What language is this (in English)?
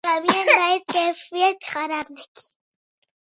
Pashto